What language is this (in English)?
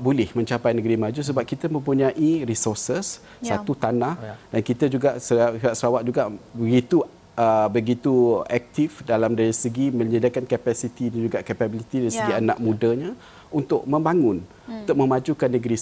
Malay